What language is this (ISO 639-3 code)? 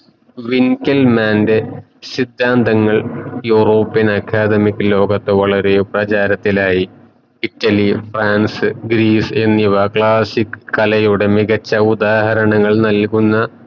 mal